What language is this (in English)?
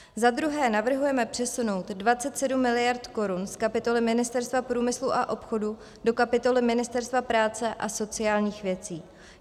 Czech